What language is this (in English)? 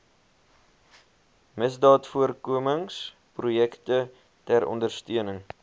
Afrikaans